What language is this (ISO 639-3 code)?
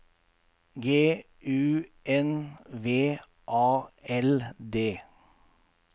nor